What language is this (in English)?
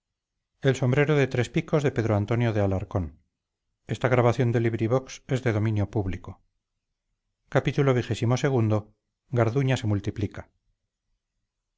Spanish